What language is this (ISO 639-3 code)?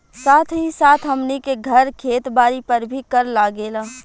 bho